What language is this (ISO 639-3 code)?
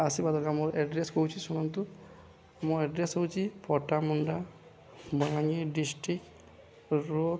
ori